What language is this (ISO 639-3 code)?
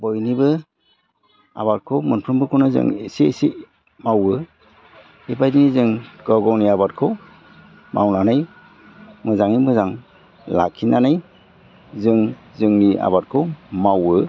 brx